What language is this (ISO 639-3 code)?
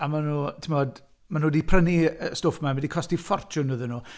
cym